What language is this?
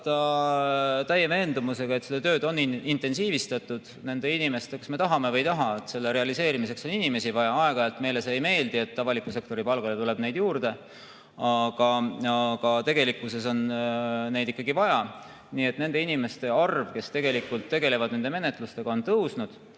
Estonian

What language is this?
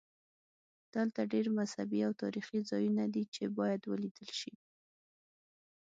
Pashto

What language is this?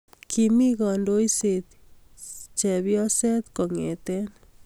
Kalenjin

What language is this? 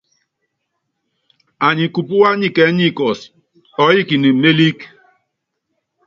Yangben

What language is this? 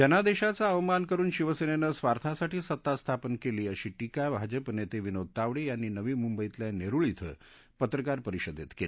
Marathi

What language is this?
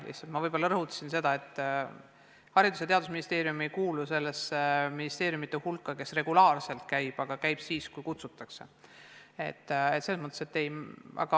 Estonian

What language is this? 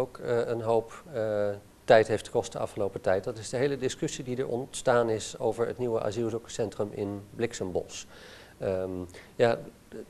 Dutch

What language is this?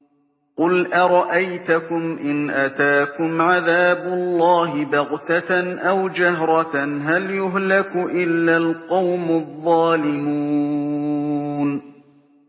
Arabic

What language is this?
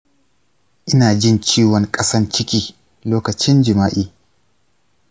Hausa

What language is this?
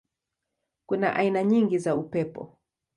Swahili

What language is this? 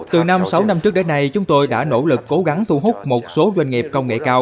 Vietnamese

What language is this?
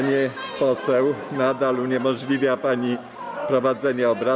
Polish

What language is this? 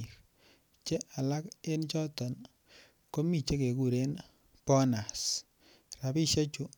Kalenjin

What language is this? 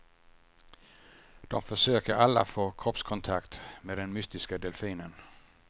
Swedish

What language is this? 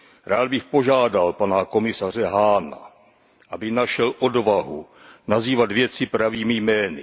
Czech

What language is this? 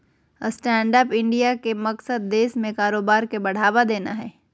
Magahi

